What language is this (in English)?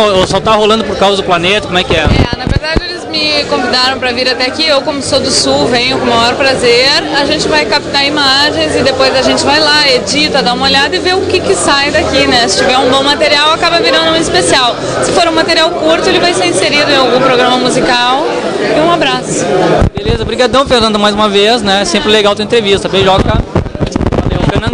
Portuguese